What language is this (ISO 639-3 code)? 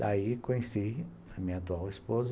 por